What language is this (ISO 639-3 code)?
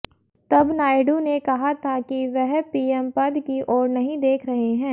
hin